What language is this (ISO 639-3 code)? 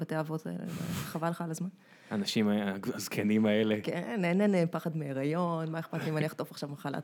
heb